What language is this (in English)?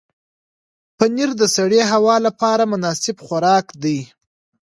Pashto